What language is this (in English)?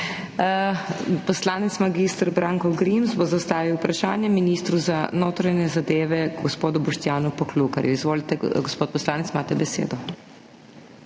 Slovenian